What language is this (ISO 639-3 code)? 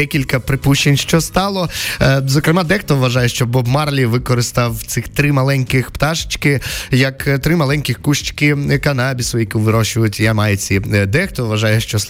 ukr